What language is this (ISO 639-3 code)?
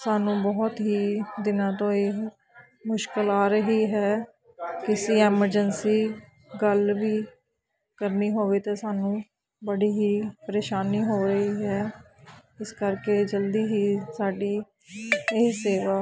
pan